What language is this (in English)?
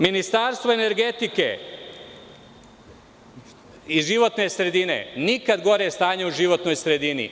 Serbian